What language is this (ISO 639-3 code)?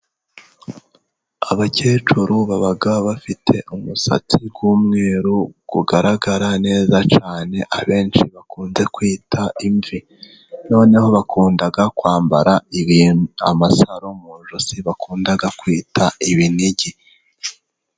kin